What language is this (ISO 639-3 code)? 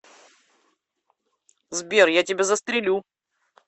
rus